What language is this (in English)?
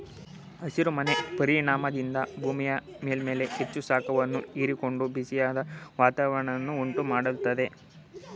Kannada